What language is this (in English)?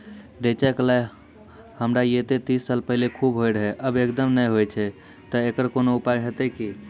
Maithili